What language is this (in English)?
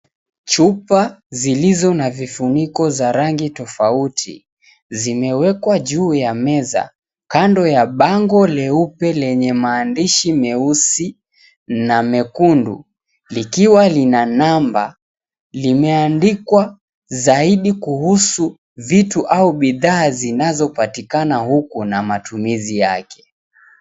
Swahili